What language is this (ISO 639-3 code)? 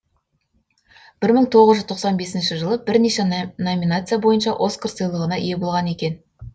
kaz